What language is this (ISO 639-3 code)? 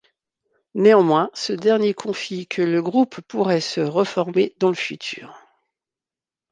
fra